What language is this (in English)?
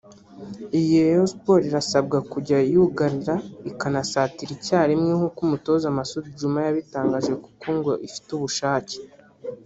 Kinyarwanda